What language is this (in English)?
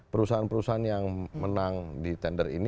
Indonesian